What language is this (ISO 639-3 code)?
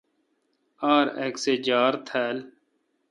xka